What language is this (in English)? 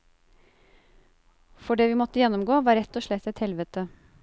Norwegian